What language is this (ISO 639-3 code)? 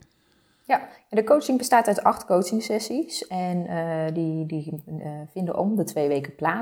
nld